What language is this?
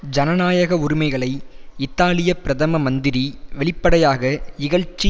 Tamil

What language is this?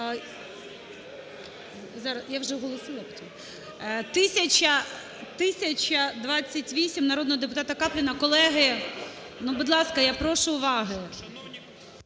Ukrainian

